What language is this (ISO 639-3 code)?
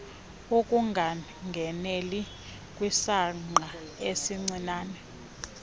xho